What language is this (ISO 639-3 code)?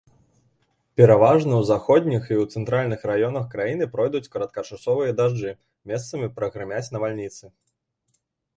bel